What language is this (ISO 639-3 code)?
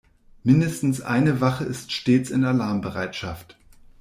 deu